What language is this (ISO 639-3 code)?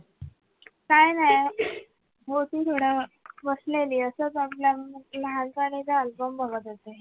mar